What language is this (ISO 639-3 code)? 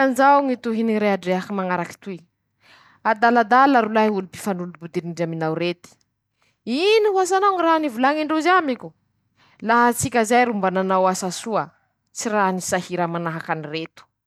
msh